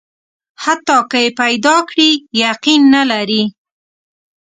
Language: Pashto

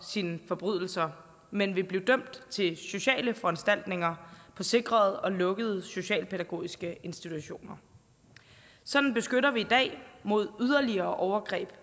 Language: Danish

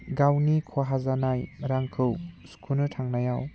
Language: Bodo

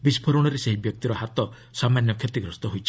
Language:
Odia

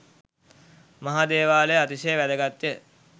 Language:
Sinhala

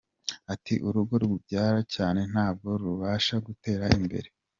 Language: Kinyarwanda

